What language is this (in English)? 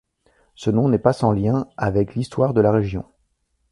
French